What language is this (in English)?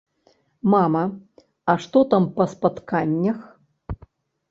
Belarusian